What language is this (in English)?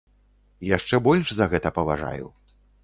Belarusian